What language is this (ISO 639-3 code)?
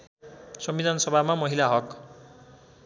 nep